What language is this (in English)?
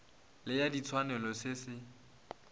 Northern Sotho